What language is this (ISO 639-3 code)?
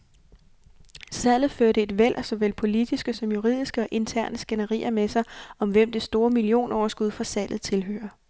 dan